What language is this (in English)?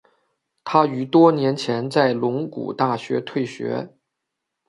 Chinese